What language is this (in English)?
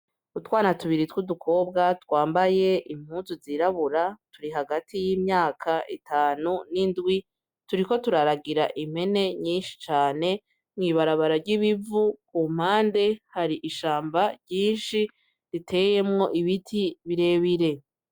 Rundi